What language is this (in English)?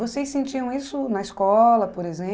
Portuguese